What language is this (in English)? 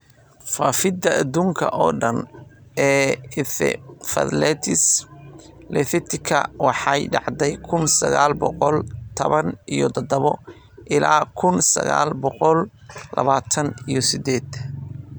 Somali